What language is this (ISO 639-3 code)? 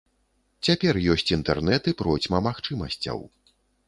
bel